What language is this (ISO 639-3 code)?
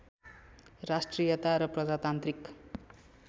nep